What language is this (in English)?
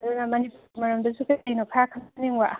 Manipuri